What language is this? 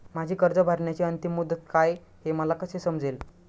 Marathi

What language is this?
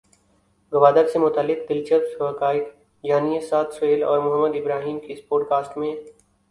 Urdu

